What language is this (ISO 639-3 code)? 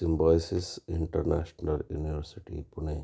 mar